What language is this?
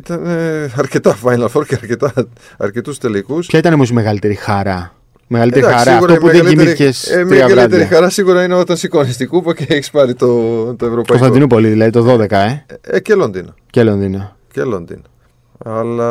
Greek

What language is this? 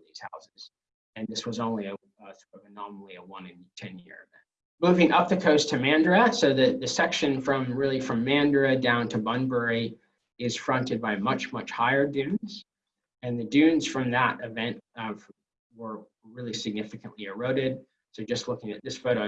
English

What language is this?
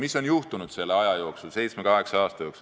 Estonian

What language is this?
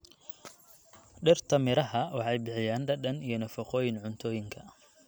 Somali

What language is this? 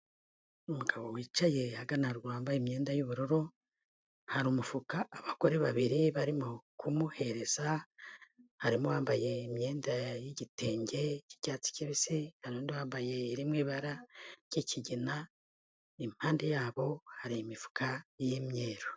Kinyarwanda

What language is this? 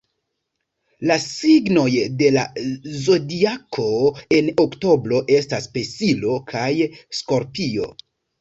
Esperanto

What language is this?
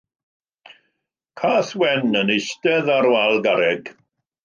Welsh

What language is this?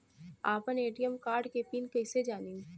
Bhojpuri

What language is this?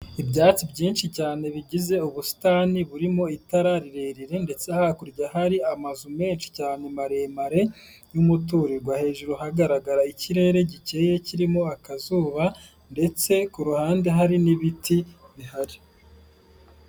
Kinyarwanda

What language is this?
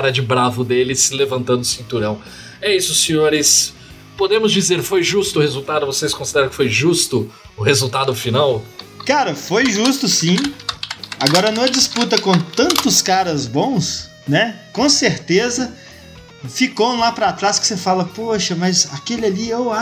Portuguese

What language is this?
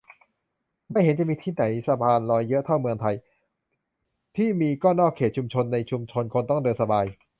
Thai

